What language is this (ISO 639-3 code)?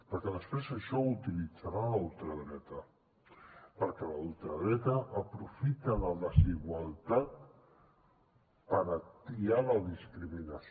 cat